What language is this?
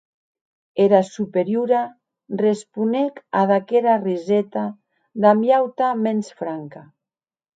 Occitan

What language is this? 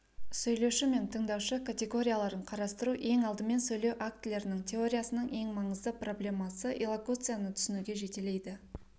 Kazakh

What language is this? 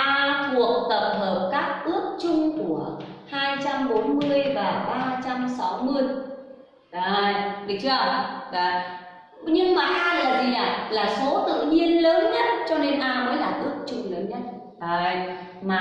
Vietnamese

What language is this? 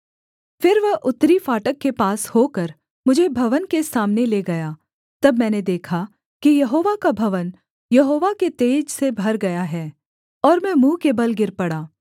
Hindi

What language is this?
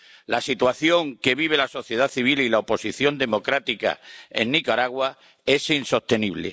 Spanish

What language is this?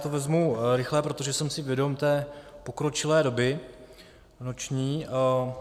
Czech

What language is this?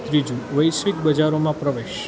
Gujarati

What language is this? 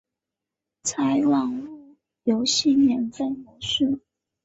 Chinese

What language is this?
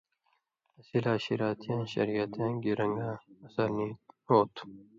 Indus Kohistani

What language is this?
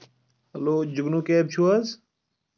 Kashmiri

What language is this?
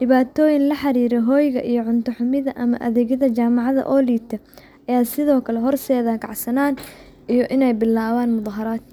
Somali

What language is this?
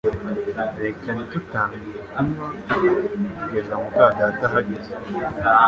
Kinyarwanda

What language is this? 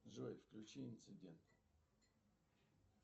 Russian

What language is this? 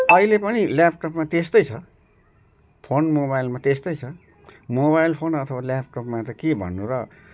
Nepali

